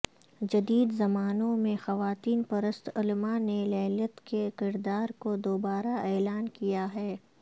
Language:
Urdu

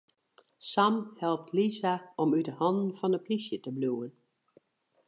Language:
Western Frisian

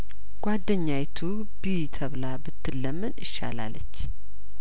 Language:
Amharic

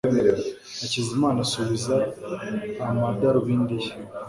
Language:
Kinyarwanda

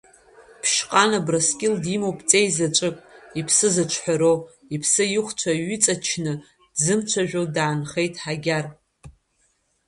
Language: Abkhazian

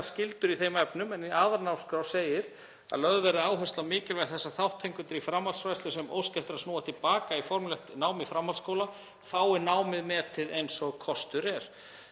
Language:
Icelandic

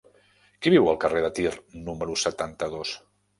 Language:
Catalan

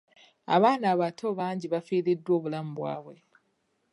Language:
Ganda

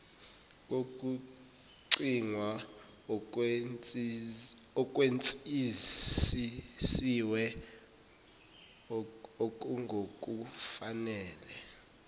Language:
Zulu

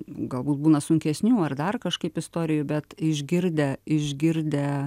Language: Lithuanian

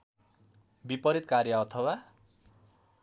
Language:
Nepali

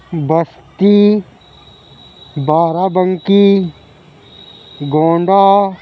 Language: Urdu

